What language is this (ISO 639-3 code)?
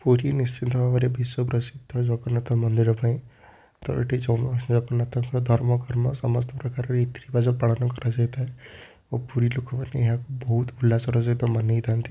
ori